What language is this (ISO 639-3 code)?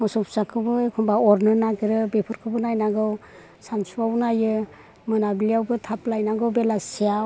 brx